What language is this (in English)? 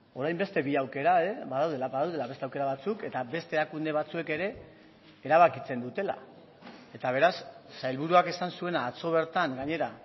Basque